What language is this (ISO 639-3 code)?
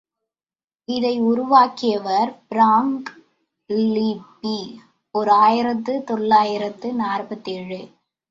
tam